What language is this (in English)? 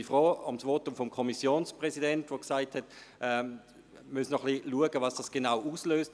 Swiss German